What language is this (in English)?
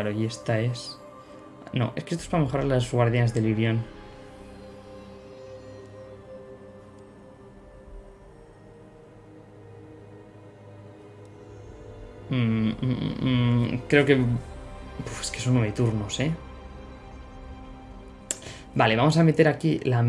Spanish